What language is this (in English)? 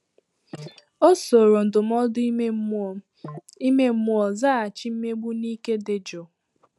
Igbo